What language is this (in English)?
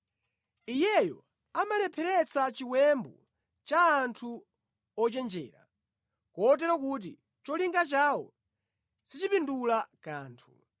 Nyanja